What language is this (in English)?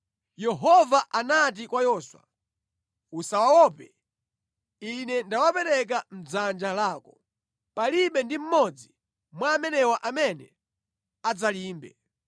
Nyanja